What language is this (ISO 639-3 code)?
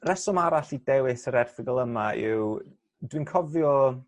cym